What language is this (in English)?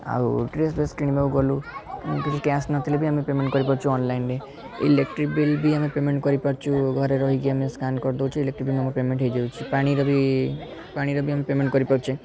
Odia